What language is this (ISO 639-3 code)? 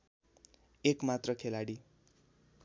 nep